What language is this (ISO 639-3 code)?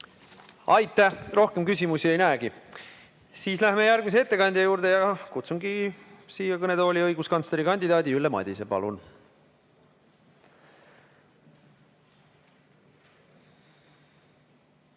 est